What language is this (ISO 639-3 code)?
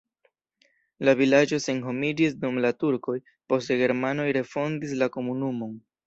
epo